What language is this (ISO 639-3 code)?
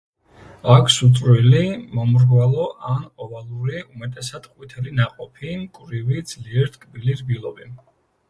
kat